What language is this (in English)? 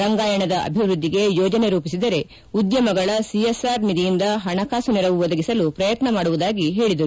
Kannada